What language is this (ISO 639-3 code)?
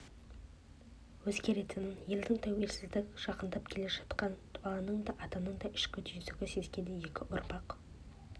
kaz